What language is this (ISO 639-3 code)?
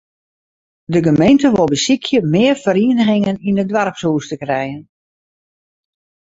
fry